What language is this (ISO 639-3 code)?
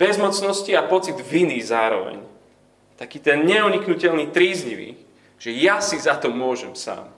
slk